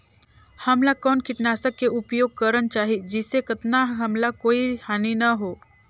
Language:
Chhattisgarhi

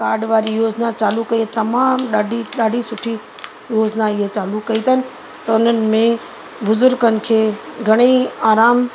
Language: Sindhi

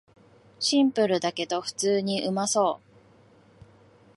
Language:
Japanese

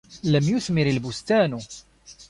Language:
Arabic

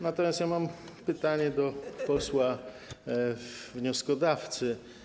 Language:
Polish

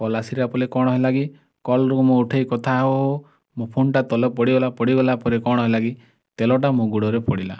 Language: Odia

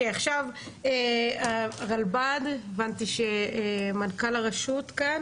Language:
Hebrew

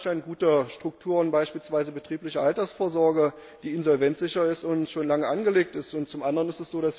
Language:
German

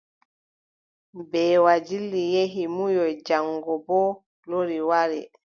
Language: Adamawa Fulfulde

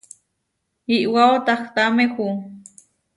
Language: Huarijio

